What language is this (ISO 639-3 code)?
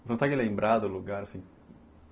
por